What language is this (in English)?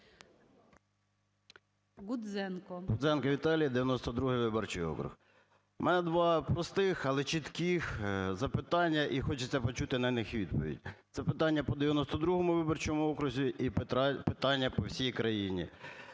Ukrainian